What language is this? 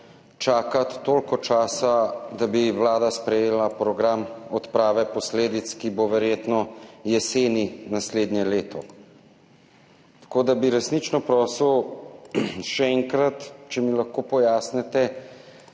Slovenian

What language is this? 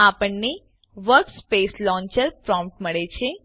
Gujarati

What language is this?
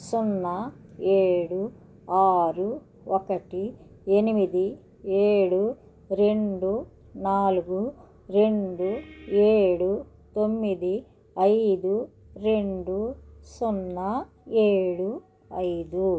Telugu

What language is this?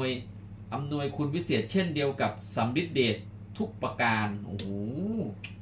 Thai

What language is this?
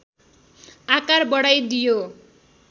Nepali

